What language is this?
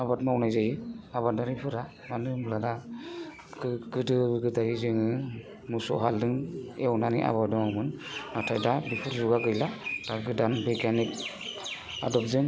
Bodo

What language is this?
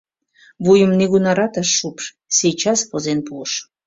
Mari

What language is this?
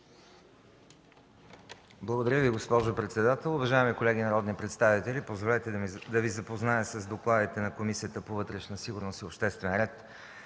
Bulgarian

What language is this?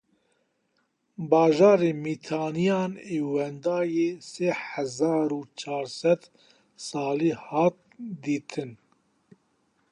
Kurdish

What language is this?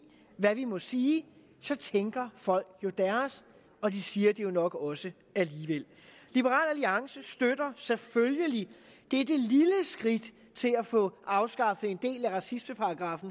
Danish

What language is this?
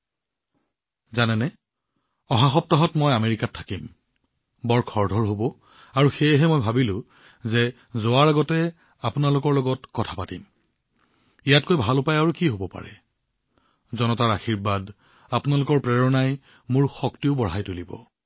Assamese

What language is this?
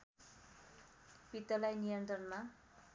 Nepali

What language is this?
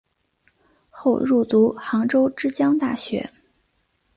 Chinese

